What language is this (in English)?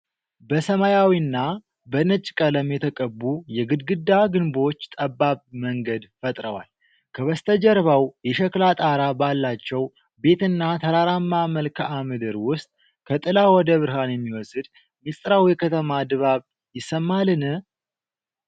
Amharic